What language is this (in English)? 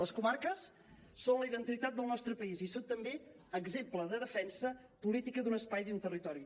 Catalan